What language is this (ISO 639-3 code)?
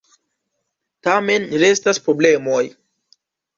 epo